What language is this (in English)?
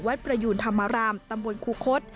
Thai